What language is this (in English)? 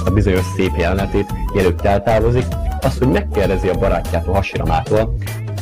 Hungarian